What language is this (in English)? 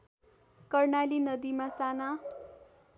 Nepali